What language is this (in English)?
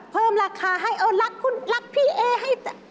Thai